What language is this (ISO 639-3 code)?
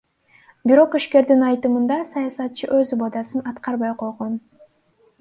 kir